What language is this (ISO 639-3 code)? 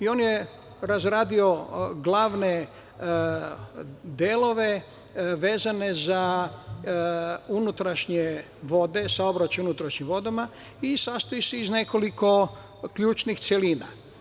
srp